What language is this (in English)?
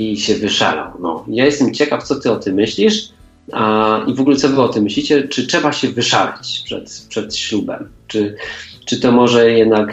Polish